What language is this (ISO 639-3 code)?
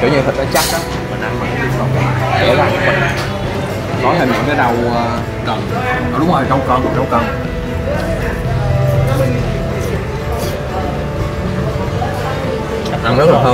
vie